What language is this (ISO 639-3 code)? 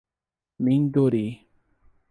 por